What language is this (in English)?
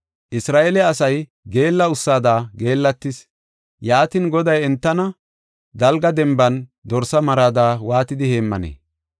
Gofa